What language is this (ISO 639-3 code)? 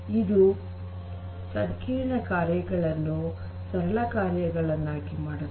kan